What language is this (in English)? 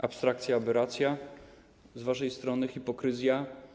Polish